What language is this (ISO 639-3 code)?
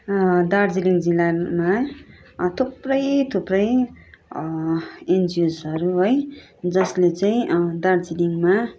nep